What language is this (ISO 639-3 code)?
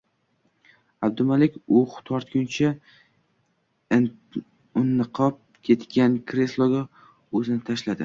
uzb